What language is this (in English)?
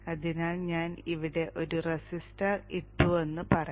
Malayalam